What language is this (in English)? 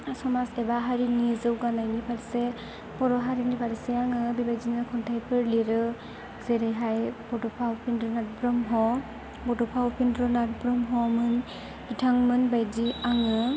Bodo